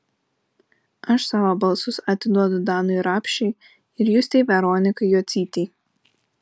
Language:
Lithuanian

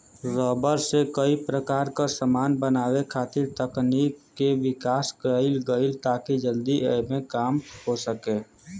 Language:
Bhojpuri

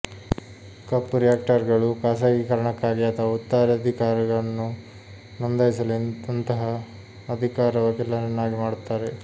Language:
Kannada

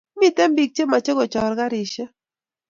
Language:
Kalenjin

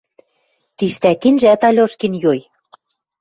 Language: Western Mari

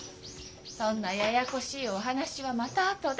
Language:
Japanese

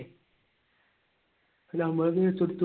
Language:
Malayalam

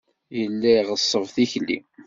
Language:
Kabyle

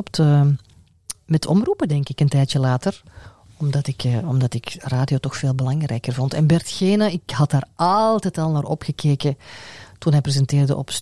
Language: Dutch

